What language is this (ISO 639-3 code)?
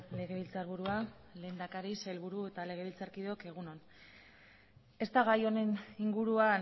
eus